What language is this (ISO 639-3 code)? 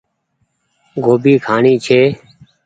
gig